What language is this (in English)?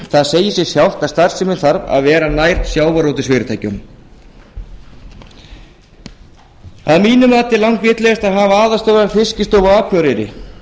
Icelandic